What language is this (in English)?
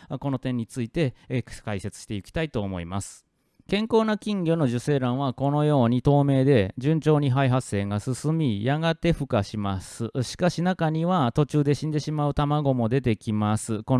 Japanese